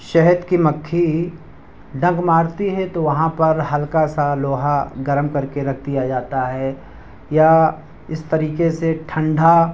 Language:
Urdu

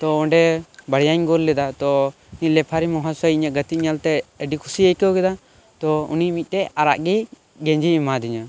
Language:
Santali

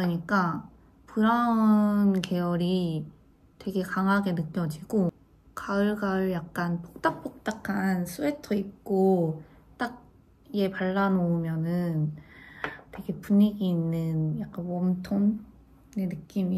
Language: Korean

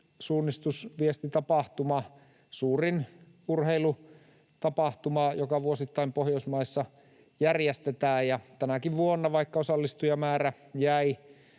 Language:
Finnish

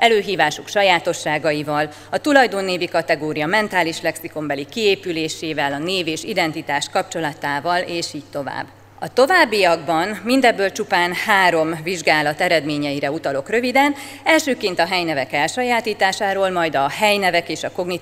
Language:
Hungarian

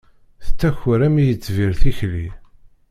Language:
Kabyle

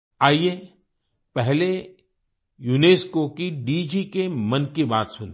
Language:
Hindi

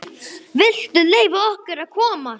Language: Icelandic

